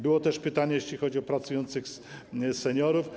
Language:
Polish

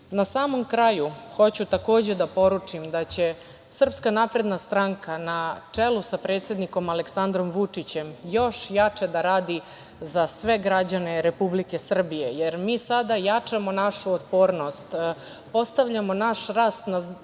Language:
Serbian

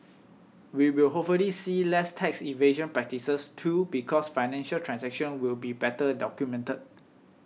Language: English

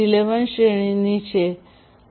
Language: Gujarati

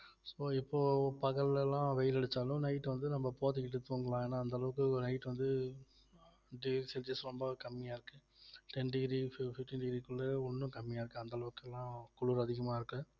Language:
Tamil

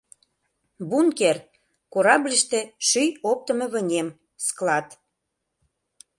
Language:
Mari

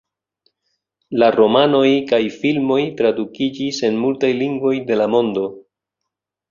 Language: Esperanto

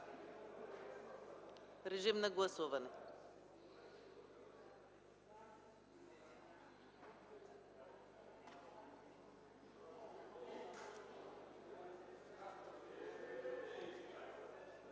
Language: Bulgarian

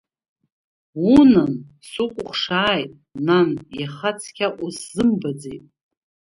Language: Abkhazian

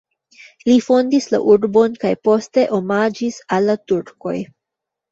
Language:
Esperanto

